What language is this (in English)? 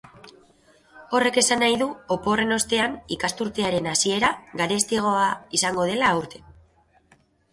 Basque